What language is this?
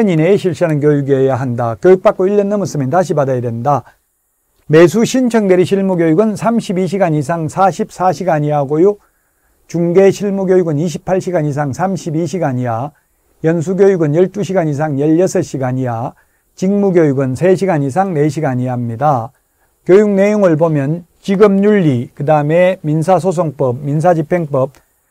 Korean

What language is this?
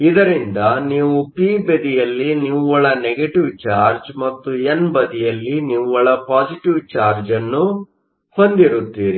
Kannada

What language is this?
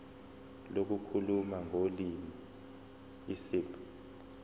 Zulu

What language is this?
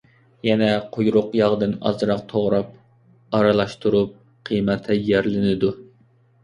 Uyghur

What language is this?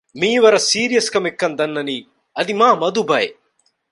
Divehi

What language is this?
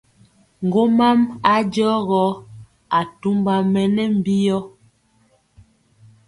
Mpiemo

